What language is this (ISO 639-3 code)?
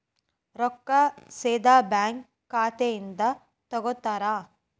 kan